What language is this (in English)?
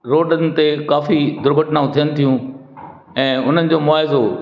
Sindhi